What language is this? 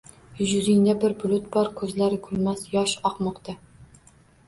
Uzbek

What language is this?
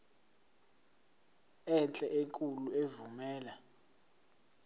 Zulu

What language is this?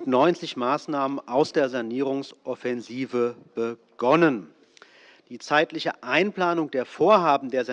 German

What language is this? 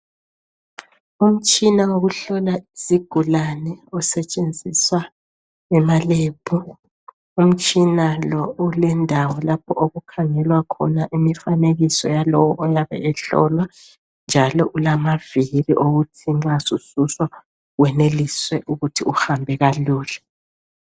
North Ndebele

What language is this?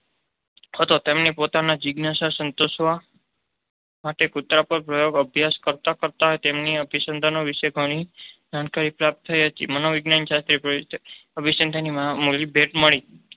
Gujarati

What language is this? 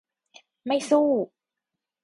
Thai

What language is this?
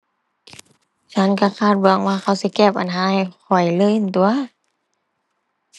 Thai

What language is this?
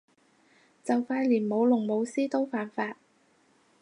Cantonese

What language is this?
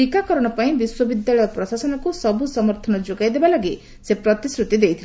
Odia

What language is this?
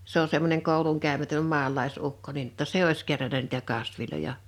Finnish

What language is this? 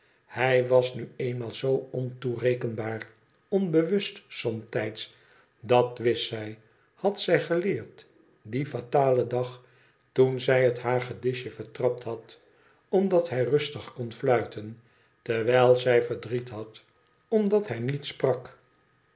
Dutch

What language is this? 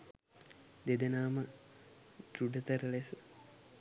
Sinhala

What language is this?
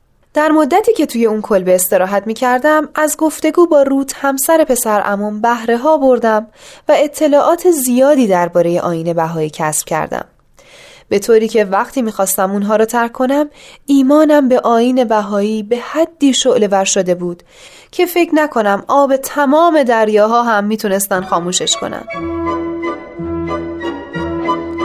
Persian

